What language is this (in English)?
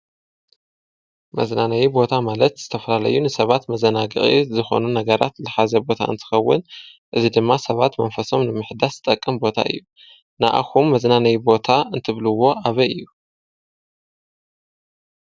Tigrinya